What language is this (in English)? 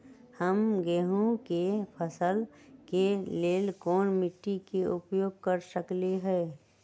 Magahi